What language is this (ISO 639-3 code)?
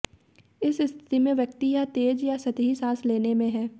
hin